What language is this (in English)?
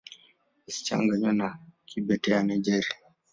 Swahili